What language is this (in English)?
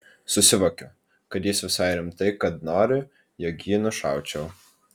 Lithuanian